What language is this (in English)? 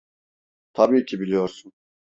Turkish